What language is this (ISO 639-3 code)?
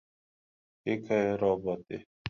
lav